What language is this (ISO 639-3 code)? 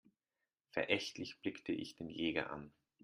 deu